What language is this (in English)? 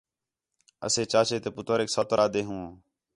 Khetrani